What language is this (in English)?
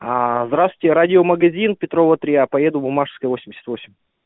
Russian